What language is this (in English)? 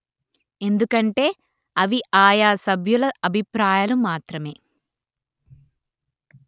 Telugu